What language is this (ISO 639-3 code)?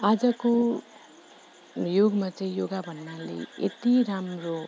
nep